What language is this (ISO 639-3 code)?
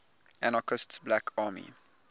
eng